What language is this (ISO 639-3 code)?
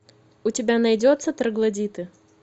rus